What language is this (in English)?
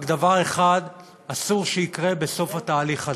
Hebrew